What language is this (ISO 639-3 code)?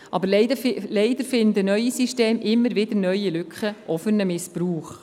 gsw